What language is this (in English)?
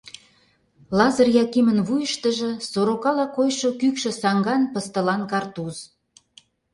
Mari